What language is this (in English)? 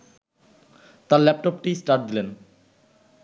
Bangla